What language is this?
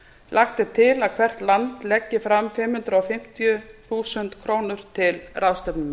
Icelandic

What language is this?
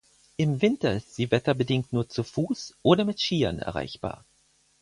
German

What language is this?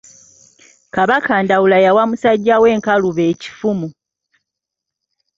Ganda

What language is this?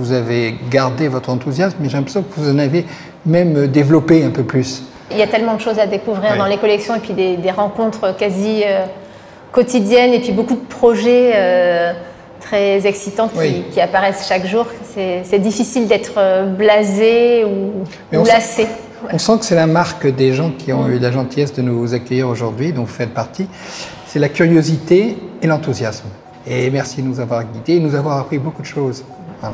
French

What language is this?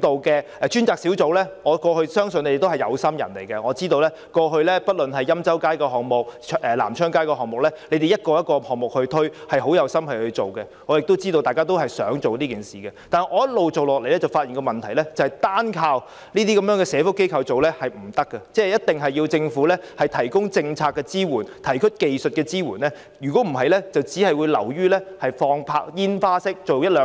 Cantonese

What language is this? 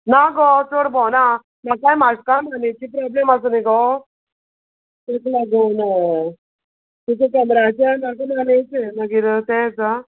Konkani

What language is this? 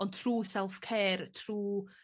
Welsh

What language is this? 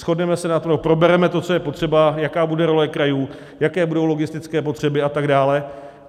Czech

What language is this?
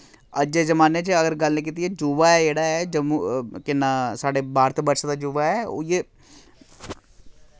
Dogri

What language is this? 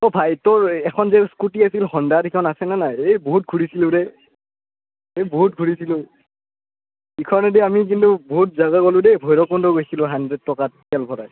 Assamese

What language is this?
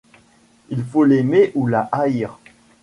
French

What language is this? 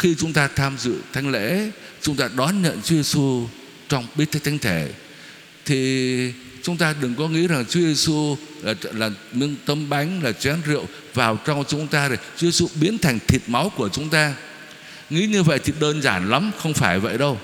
Vietnamese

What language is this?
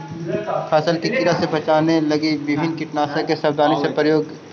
Magahi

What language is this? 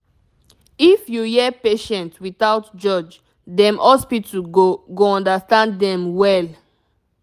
Nigerian Pidgin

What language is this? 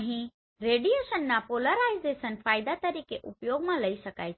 Gujarati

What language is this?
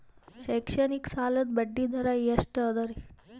Kannada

